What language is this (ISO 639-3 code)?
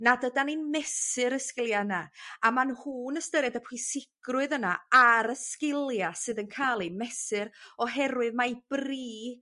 cym